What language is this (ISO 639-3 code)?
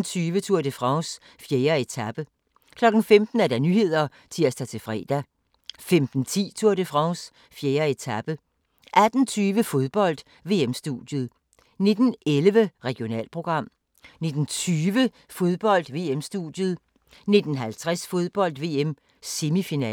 dan